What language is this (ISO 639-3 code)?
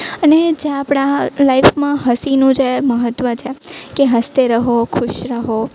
guj